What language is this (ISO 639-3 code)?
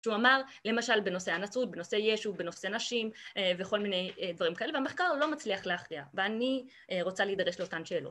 heb